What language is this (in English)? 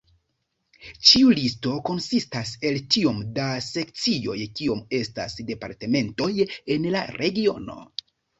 Esperanto